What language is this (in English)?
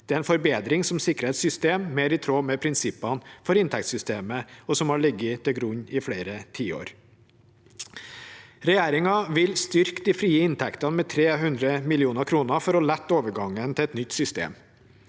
Norwegian